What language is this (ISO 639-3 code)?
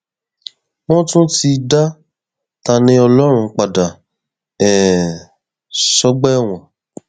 yor